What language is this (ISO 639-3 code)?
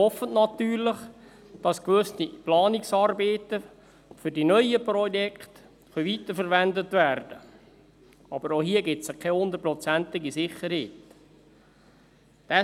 gsw